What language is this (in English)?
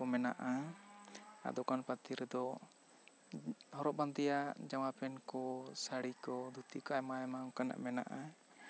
Santali